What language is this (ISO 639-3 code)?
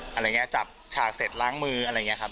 tha